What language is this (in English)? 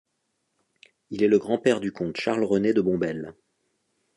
French